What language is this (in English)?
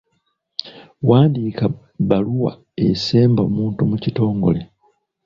Ganda